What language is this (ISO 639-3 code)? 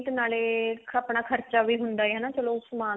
pan